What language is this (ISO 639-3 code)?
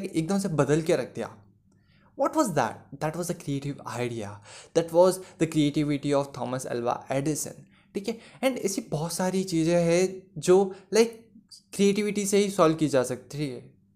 hin